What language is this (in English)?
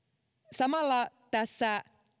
Finnish